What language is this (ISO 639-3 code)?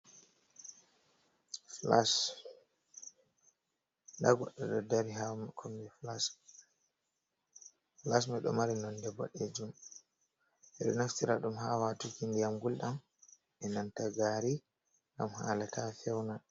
ful